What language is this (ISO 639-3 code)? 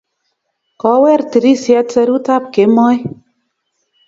kln